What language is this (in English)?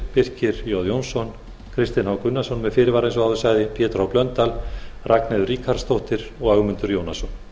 Icelandic